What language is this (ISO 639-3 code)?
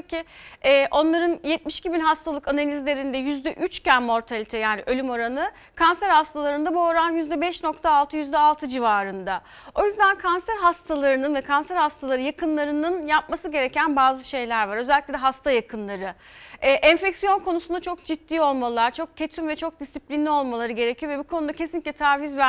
tur